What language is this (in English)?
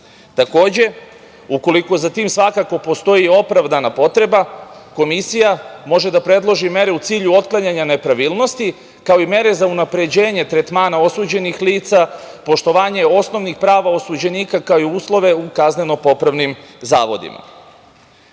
Serbian